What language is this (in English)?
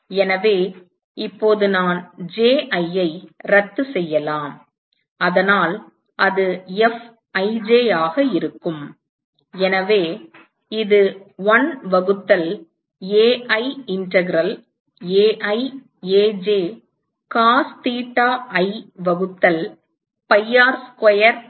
Tamil